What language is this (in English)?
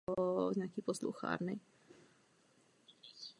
Czech